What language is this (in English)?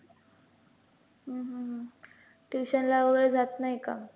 Marathi